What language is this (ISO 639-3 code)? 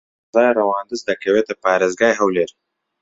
ckb